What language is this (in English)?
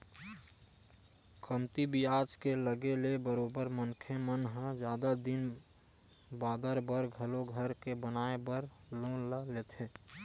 Chhattisgarhi